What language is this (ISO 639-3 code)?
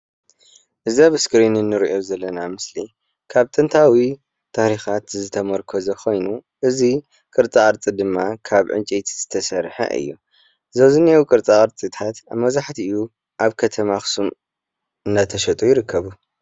tir